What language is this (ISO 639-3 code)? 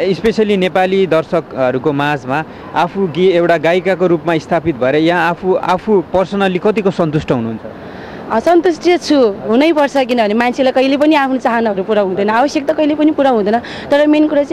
tha